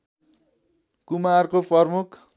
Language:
Nepali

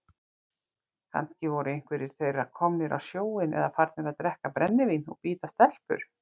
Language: Icelandic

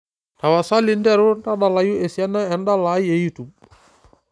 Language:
Masai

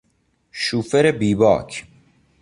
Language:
Persian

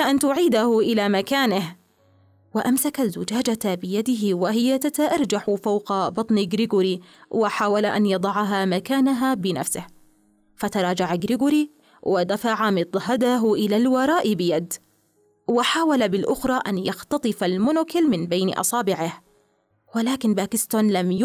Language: Arabic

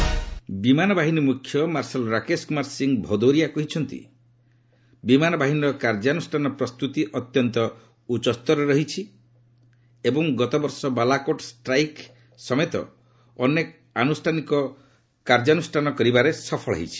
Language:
Odia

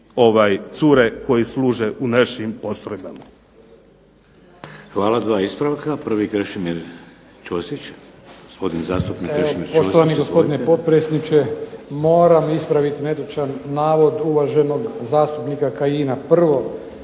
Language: Croatian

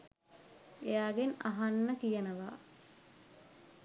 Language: Sinhala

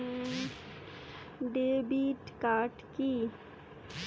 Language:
Bangla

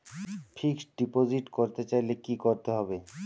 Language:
Bangla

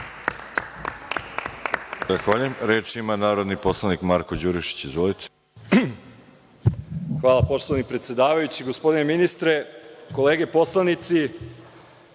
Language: Serbian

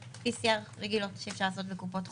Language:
Hebrew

